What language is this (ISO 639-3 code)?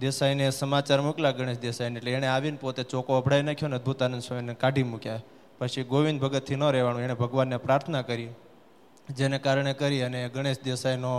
guj